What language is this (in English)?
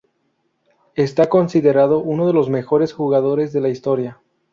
Spanish